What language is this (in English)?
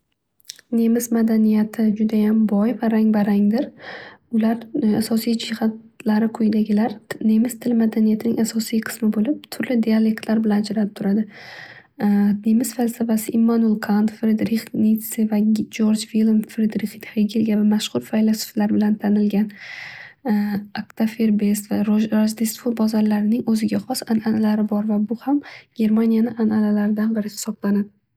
Uzbek